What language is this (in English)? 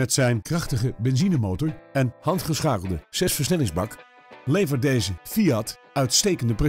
Dutch